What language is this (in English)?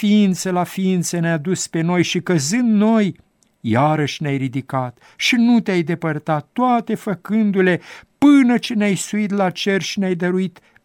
Romanian